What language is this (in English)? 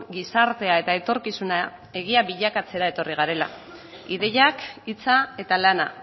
Basque